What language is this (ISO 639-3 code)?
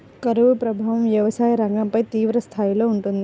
tel